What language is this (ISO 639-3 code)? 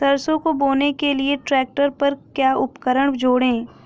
hin